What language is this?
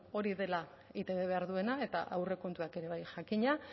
Basque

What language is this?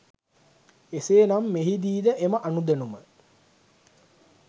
Sinhala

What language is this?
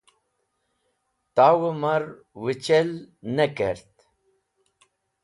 Wakhi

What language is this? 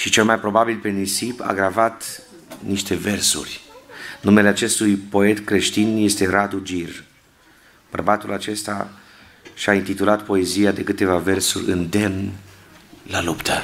Romanian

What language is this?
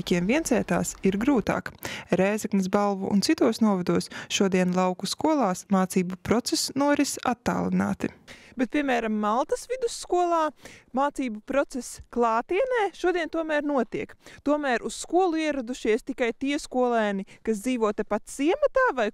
Latvian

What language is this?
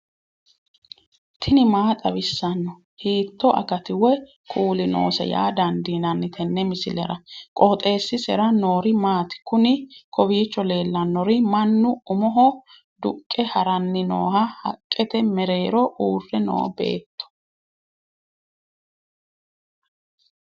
Sidamo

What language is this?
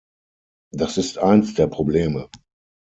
German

